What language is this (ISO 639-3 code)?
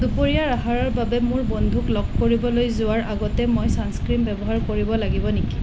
asm